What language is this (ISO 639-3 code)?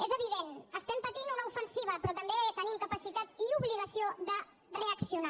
cat